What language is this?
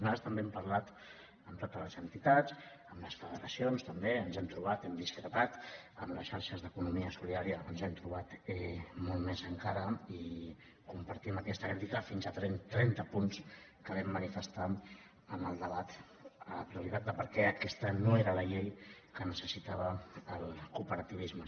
Catalan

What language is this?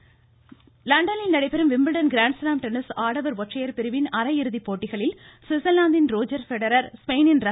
Tamil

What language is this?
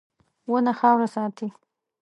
Pashto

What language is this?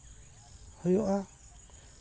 Santali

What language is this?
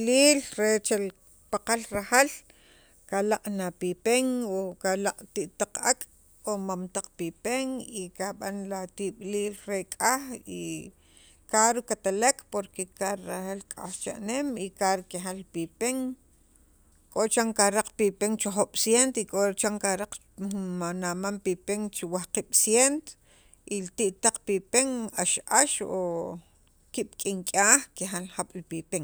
Sacapulteco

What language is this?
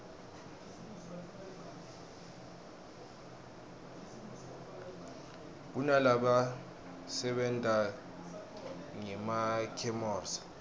Swati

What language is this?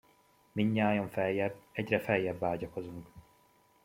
Hungarian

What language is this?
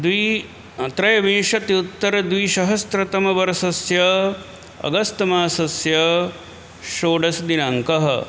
Sanskrit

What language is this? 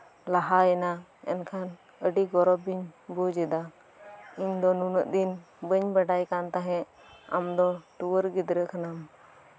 Santali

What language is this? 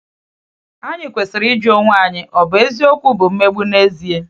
Igbo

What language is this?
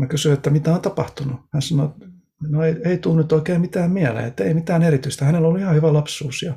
Finnish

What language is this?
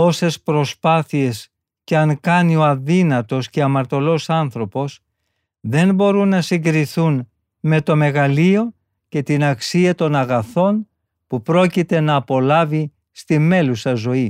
Greek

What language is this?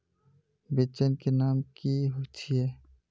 Magahi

